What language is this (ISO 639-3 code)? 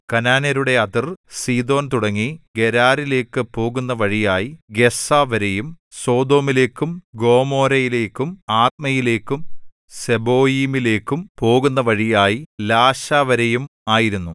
mal